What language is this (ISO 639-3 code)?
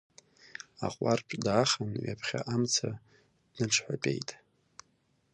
abk